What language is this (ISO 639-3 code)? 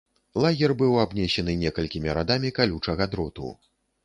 bel